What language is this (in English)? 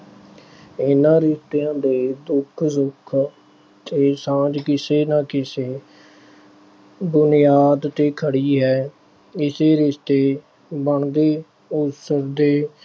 Punjabi